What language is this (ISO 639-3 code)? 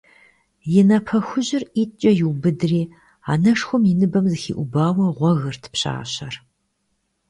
kbd